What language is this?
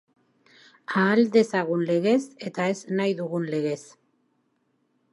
Basque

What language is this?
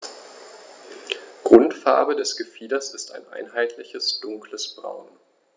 German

